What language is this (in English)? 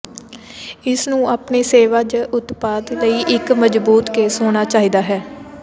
Punjabi